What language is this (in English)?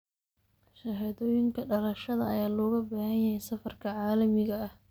Somali